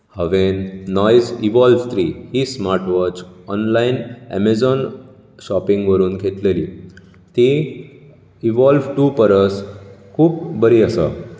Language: Konkani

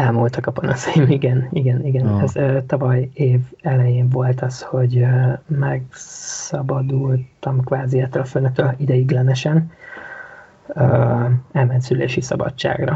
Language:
Hungarian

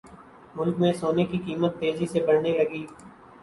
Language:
Urdu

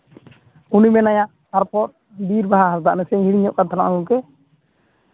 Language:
Santali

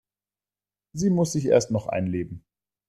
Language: German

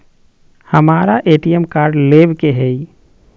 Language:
Magahi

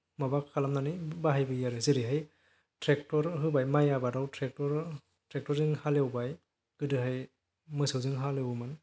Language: Bodo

